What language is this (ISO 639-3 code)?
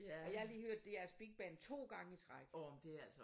dan